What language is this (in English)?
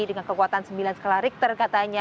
Indonesian